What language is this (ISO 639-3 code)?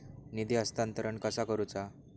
mar